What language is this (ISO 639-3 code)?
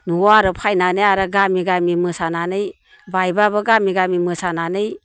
brx